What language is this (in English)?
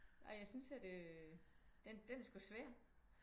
Danish